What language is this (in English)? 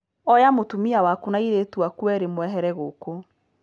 Kikuyu